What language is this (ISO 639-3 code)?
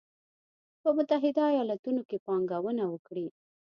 pus